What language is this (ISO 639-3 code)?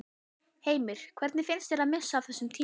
isl